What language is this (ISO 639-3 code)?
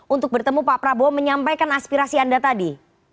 ind